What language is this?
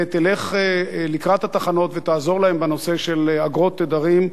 Hebrew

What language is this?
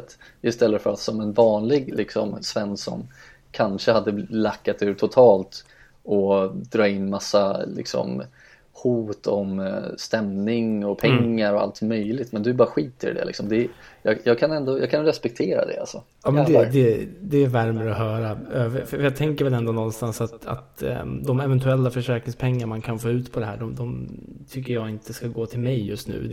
Swedish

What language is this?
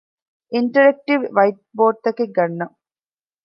Divehi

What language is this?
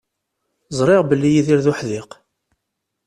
Kabyle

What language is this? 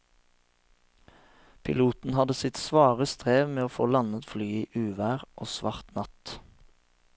Norwegian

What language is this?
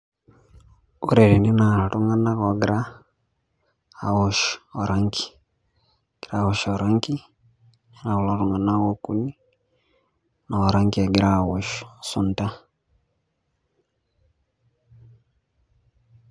Masai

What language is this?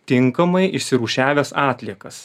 Lithuanian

